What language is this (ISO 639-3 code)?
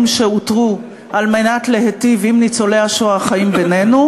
heb